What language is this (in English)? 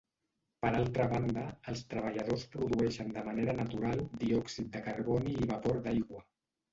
Catalan